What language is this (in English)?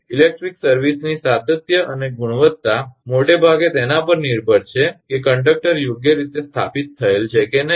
Gujarati